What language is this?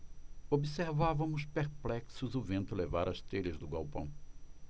Portuguese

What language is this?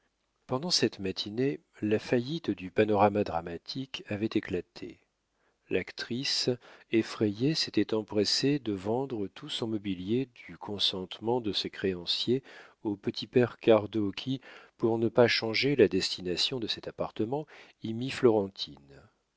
French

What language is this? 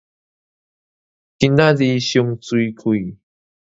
Min Nan Chinese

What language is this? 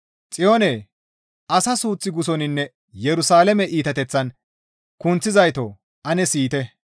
Gamo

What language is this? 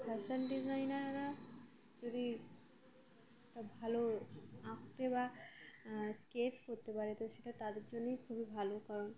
Bangla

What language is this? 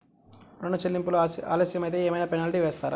Telugu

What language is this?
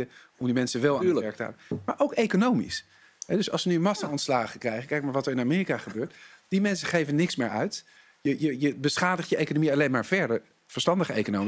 Dutch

